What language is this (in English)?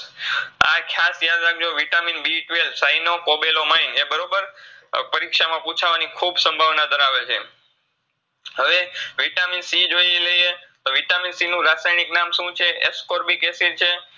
Gujarati